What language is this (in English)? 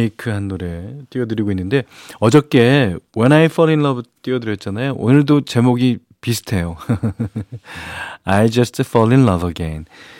Korean